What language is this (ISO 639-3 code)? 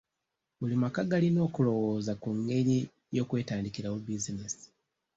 lug